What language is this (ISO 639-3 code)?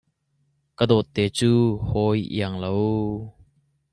cnh